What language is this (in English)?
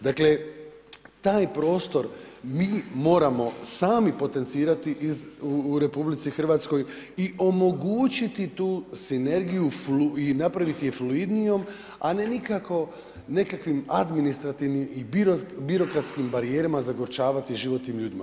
Croatian